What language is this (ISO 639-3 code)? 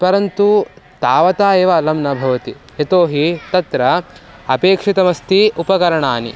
san